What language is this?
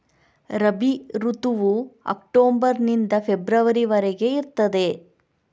Kannada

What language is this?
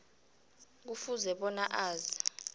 South Ndebele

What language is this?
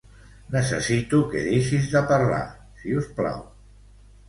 Catalan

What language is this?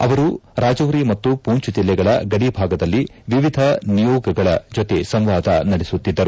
Kannada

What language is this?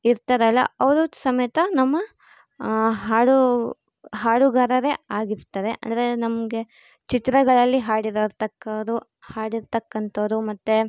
Kannada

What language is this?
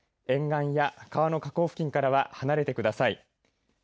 Japanese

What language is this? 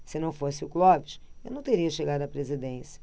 Portuguese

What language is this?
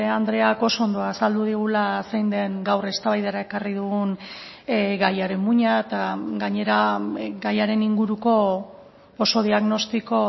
Basque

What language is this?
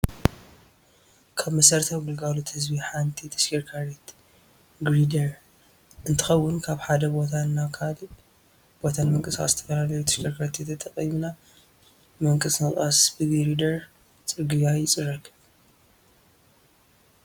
Tigrinya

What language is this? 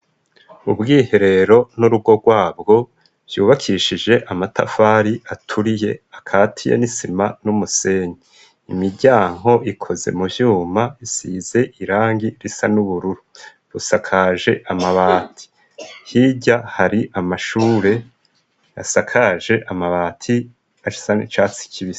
Rundi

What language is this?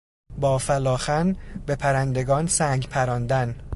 Persian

